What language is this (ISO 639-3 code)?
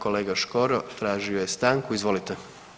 hrv